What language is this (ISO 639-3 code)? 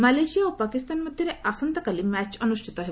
ori